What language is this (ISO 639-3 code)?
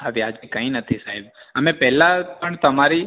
guj